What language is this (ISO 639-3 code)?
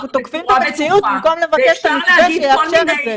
heb